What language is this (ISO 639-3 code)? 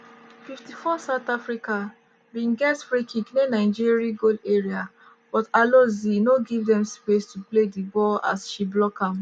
pcm